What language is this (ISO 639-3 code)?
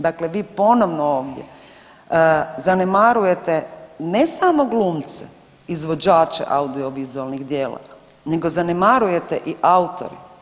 hrv